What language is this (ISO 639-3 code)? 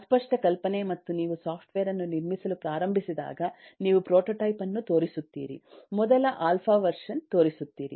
kan